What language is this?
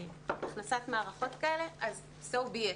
Hebrew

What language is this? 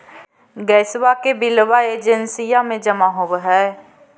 Magahi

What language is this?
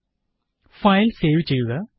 Malayalam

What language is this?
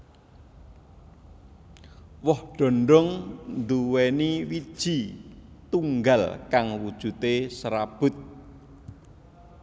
Javanese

